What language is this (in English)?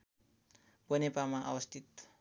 Nepali